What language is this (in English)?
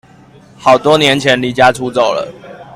Chinese